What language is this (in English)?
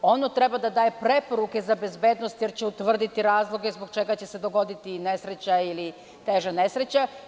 Serbian